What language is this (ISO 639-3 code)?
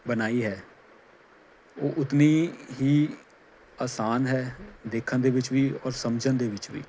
pan